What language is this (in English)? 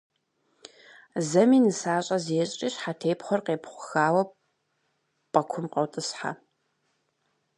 Kabardian